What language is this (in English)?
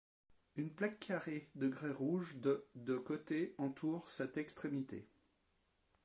French